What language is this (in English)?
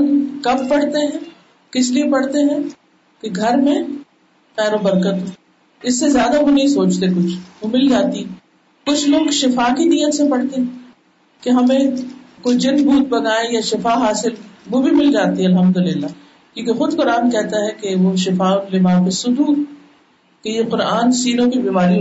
Urdu